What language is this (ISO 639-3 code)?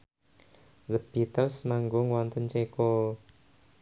jav